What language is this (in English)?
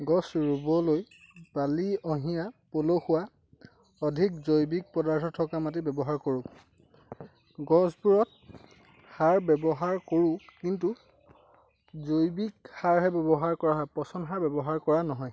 Assamese